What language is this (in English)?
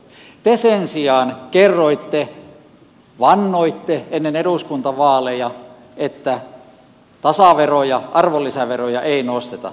Finnish